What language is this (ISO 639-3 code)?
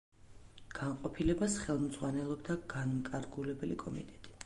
kat